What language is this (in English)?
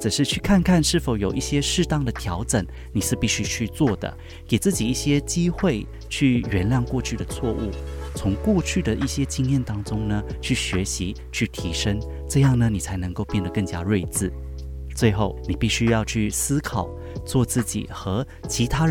Chinese